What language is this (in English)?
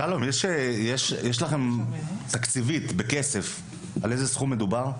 Hebrew